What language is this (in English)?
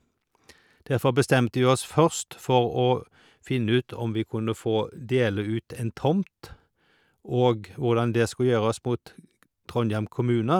Norwegian